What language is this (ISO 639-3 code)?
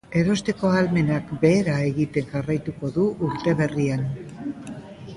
eus